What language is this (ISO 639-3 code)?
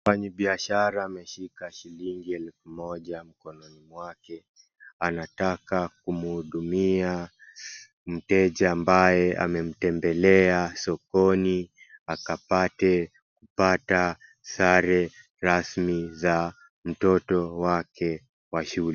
swa